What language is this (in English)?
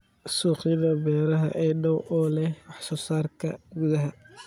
Somali